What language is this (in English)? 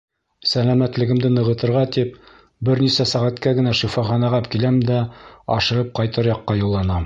Bashkir